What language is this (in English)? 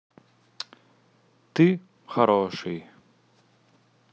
Russian